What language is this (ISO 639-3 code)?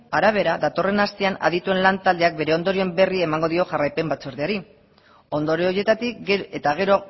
eus